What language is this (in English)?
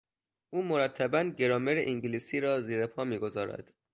Persian